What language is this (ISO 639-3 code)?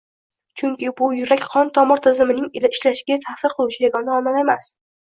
uzb